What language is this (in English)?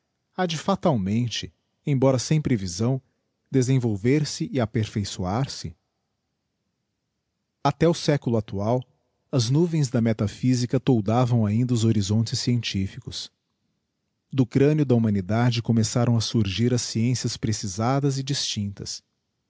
Portuguese